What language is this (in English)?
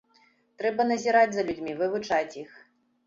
Belarusian